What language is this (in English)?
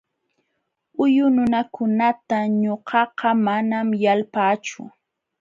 Jauja Wanca Quechua